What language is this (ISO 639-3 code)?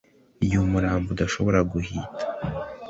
kin